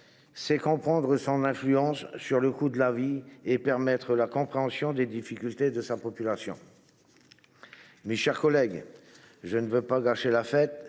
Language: French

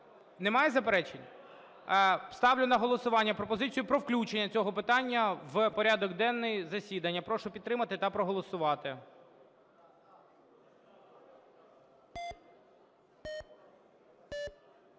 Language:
Ukrainian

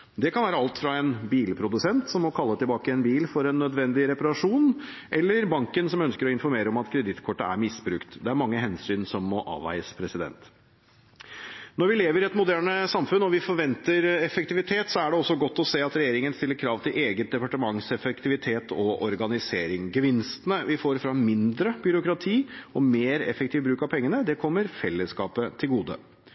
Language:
Norwegian Bokmål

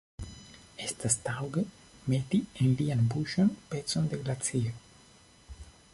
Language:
Esperanto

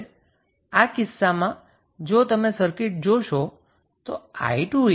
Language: Gujarati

